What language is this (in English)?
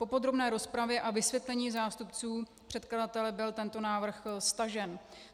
Czech